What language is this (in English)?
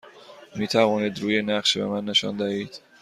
Persian